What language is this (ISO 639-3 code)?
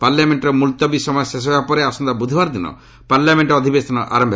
ori